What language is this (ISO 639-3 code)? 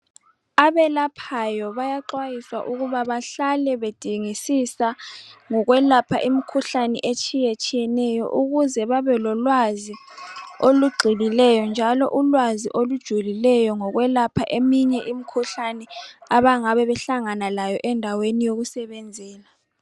nde